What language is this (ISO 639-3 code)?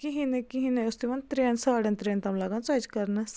kas